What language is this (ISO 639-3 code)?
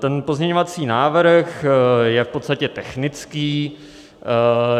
ces